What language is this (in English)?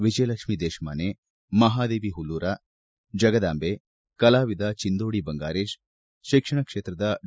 Kannada